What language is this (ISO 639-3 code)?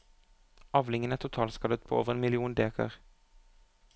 nor